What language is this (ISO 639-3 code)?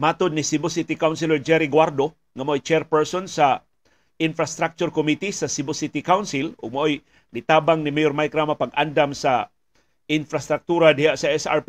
fil